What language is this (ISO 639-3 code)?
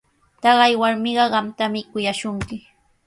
qws